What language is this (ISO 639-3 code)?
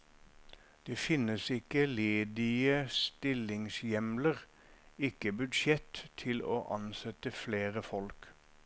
nor